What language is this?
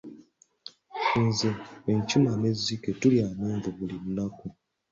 Ganda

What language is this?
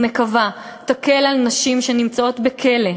Hebrew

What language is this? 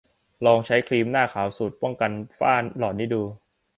Thai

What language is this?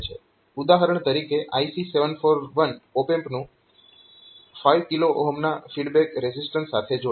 Gujarati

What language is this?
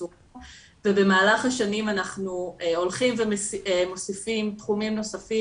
Hebrew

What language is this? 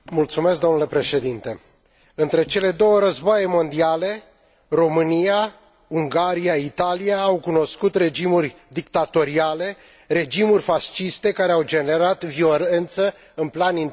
Romanian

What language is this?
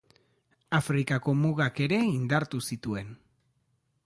Basque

